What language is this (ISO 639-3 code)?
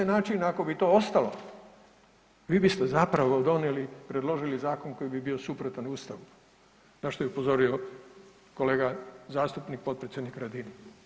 hrv